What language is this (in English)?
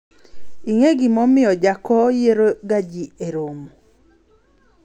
Luo (Kenya and Tanzania)